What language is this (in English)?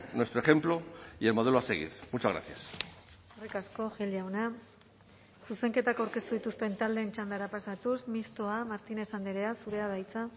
Basque